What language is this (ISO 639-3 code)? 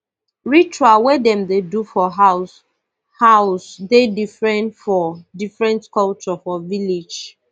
pcm